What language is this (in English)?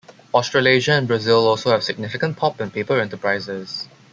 English